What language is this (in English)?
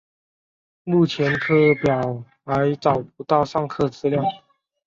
Chinese